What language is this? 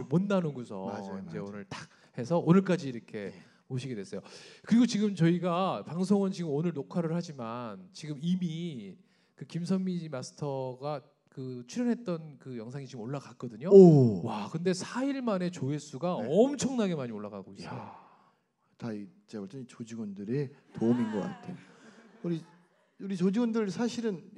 Korean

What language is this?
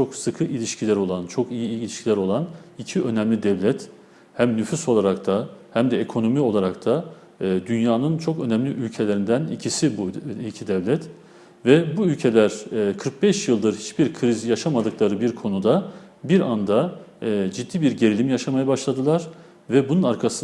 Turkish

